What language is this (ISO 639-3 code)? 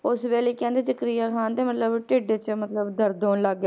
pan